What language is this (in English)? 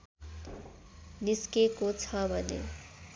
Nepali